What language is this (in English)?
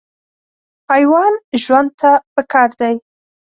Pashto